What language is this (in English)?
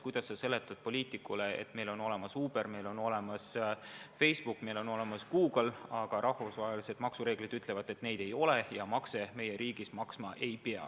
Estonian